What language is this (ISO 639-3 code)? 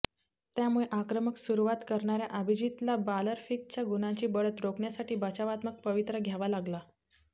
mar